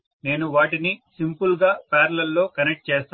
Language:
Telugu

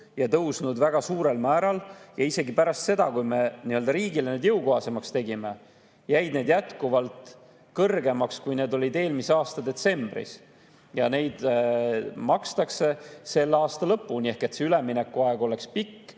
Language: Estonian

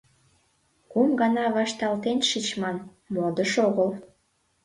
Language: Mari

